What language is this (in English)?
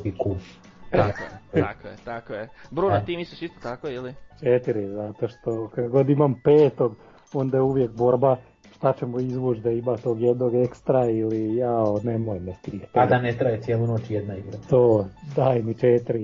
Croatian